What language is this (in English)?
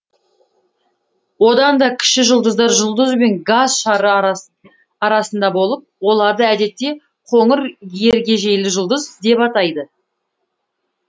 Kazakh